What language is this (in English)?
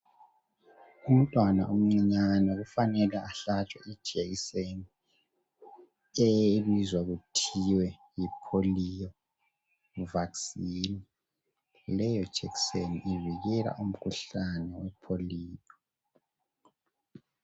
North Ndebele